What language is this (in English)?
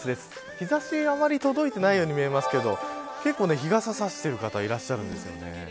Japanese